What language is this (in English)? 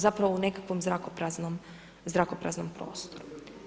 Croatian